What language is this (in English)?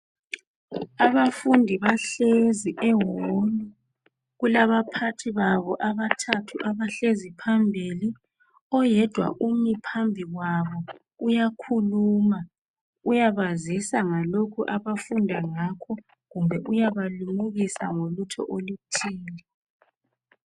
North Ndebele